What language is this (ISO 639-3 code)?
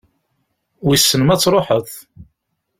kab